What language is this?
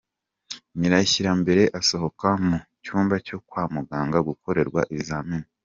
Kinyarwanda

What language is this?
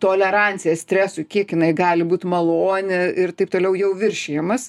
Lithuanian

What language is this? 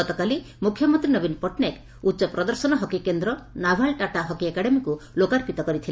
Odia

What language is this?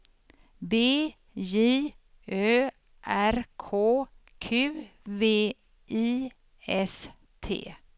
Swedish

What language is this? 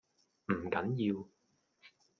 Cantonese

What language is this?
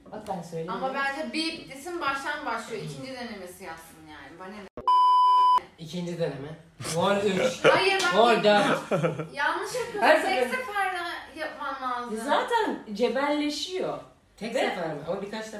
Turkish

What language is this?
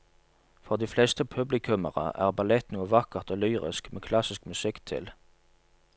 Norwegian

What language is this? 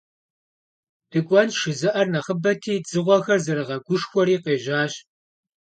Kabardian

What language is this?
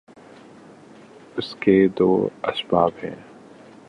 Urdu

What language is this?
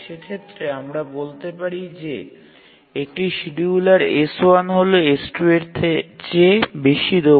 Bangla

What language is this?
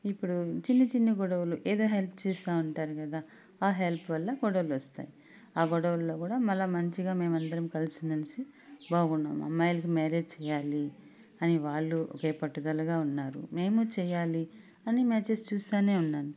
Telugu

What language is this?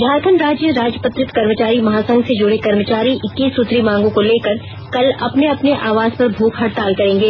Hindi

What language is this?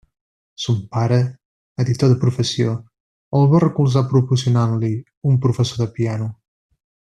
Catalan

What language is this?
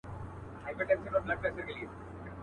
Pashto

